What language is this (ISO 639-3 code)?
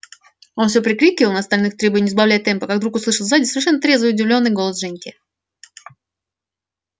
rus